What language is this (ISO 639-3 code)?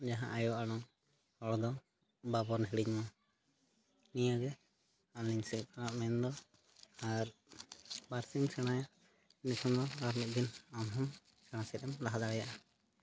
sat